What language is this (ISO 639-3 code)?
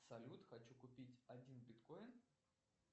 rus